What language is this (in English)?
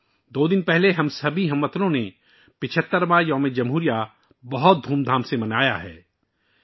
Urdu